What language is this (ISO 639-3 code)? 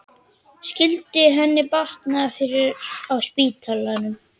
isl